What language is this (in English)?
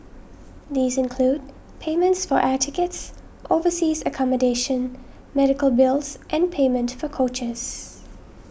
English